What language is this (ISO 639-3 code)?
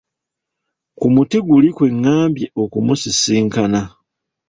lug